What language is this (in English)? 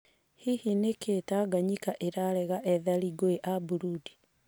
Kikuyu